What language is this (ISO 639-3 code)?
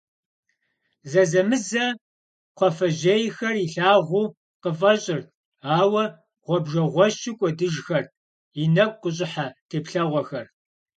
kbd